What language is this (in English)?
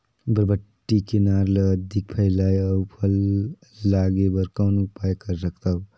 Chhattisgarhi